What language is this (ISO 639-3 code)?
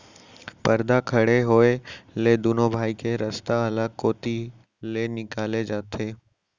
hne